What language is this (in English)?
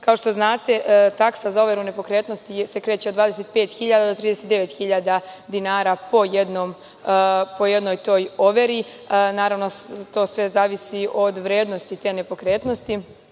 Serbian